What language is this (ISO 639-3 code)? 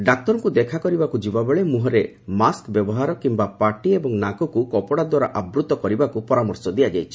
ori